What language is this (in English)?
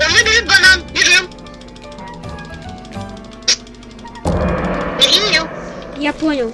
Russian